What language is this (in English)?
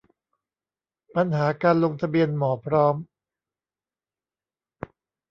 Thai